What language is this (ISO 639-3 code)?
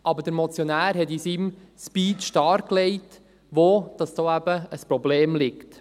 gsw